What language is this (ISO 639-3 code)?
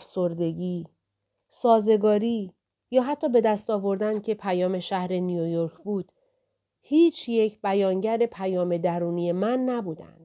fas